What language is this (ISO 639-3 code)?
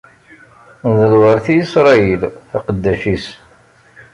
kab